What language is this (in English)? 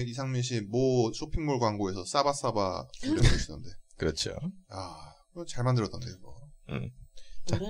Korean